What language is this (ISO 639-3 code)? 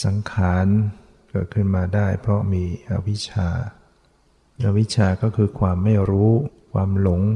tha